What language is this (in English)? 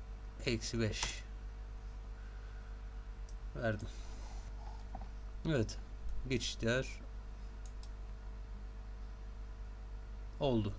Turkish